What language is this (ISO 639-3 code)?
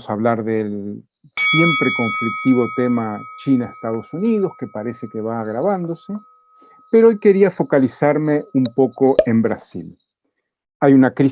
spa